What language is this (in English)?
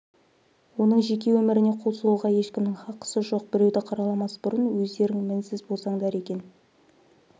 Kazakh